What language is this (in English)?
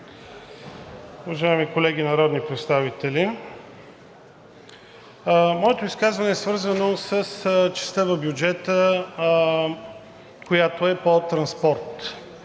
Bulgarian